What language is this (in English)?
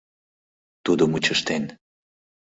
Mari